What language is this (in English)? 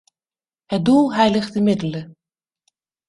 Dutch